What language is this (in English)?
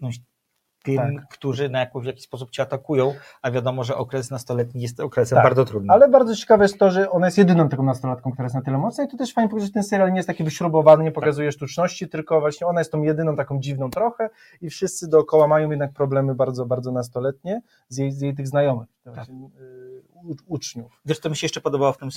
Polish